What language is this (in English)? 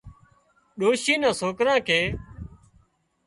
Wadiyara Koli